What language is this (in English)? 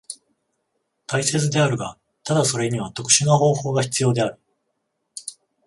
Japanese